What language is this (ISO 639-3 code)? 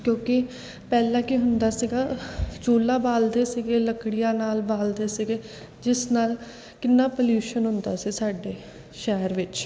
pan